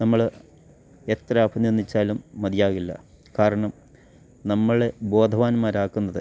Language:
Malayalam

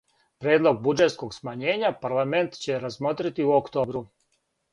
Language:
Serbian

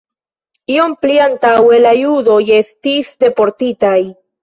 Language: Esperanto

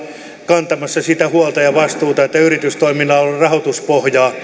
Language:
Finnish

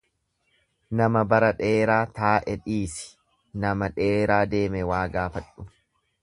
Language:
Oromo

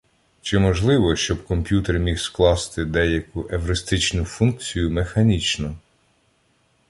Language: Ukrainian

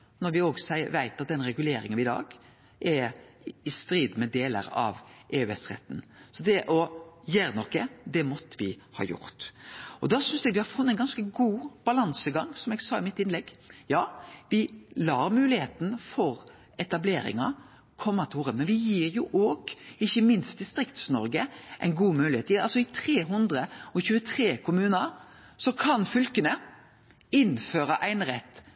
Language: Norwegian Nynorsk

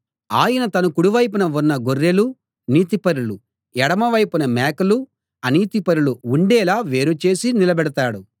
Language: Telugu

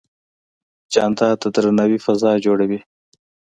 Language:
Pashto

